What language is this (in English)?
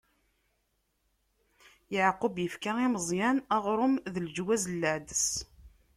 Kabyle